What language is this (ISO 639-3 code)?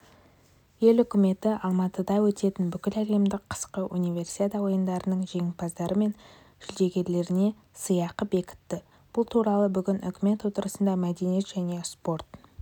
kaz